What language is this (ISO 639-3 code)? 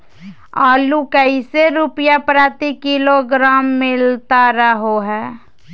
mag